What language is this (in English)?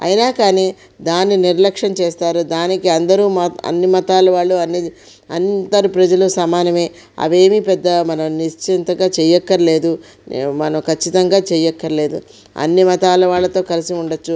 Telugu